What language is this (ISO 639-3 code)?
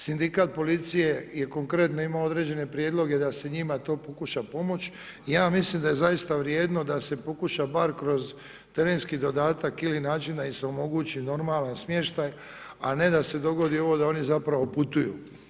hrv